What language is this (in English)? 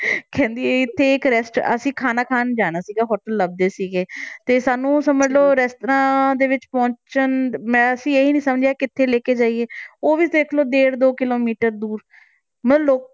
Punjabi